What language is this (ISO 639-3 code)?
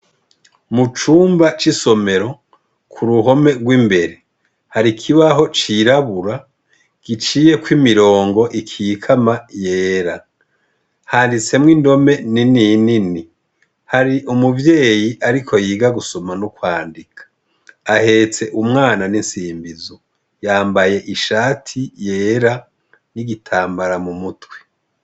run